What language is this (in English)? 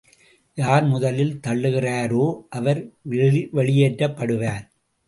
Tamil